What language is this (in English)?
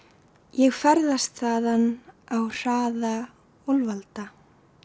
Icelandic